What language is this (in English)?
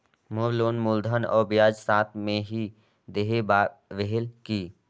Chhattisgarhi